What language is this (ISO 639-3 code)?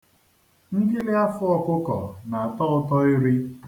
ibo